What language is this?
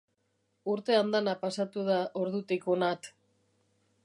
Basque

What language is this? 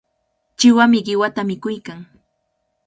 Cajatambo North Lima Quechua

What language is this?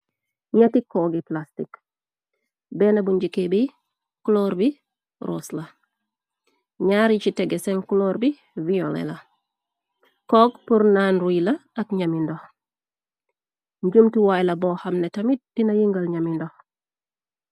Wolof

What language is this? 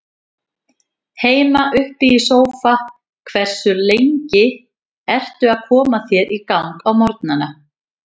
Icelandic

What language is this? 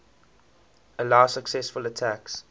English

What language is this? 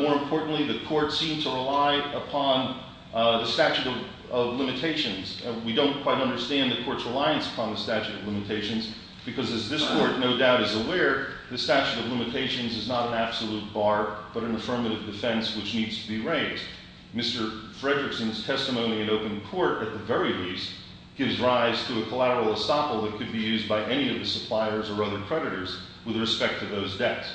English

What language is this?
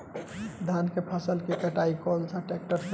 Bhojpuri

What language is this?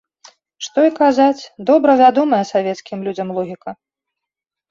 Belarusian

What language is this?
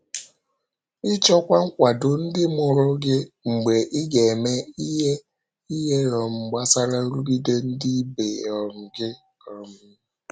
Igbo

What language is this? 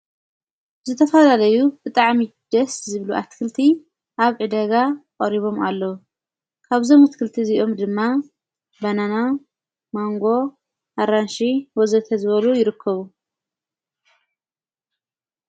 Tigrinya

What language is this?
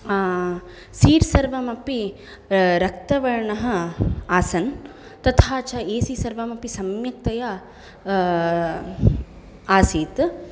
Sanskrit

